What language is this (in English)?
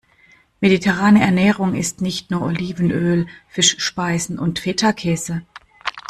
German